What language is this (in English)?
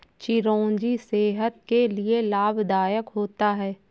Hindi